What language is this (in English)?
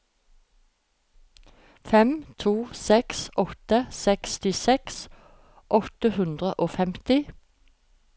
Norwegian